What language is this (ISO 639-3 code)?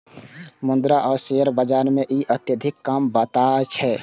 mai